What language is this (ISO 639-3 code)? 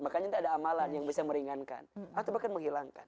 ind